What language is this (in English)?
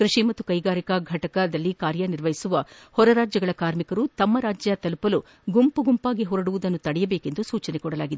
Kannada